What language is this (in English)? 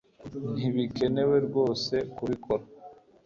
Kinyarwanda